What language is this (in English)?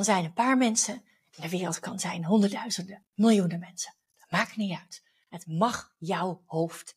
Dutch